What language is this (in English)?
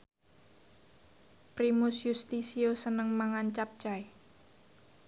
Javanese